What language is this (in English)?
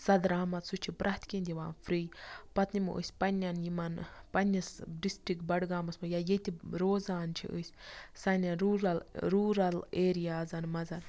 Kashmiri